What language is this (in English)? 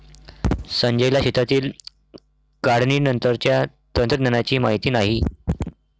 Marathi